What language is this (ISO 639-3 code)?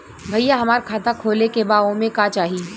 bho